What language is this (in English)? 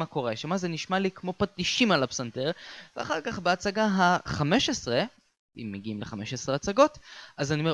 Hebrew